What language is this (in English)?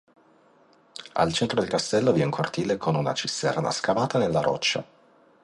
Italian